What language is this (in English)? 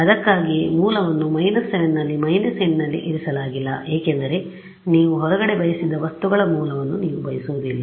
Kannada